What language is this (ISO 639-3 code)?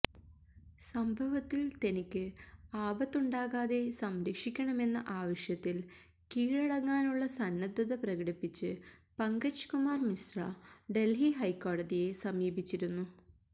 mal